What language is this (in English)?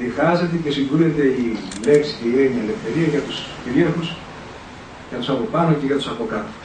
Greek